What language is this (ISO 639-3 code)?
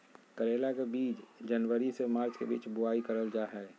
mag